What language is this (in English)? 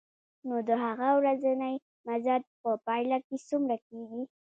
Pashto